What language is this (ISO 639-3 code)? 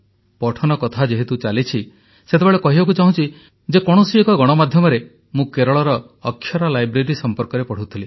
ori